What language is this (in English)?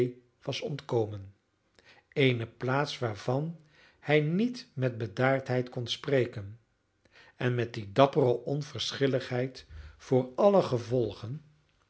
Dutch